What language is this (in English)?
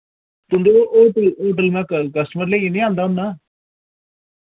Dogri